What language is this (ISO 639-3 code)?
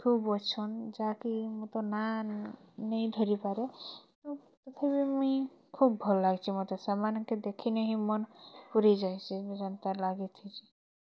ori